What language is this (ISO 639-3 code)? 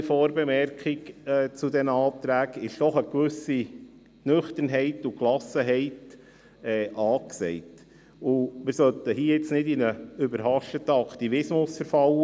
gsw